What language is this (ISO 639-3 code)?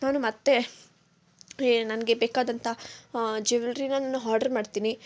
kan